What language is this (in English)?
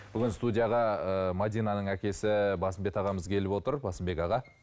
Kazakh